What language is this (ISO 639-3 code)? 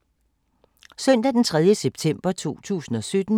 dan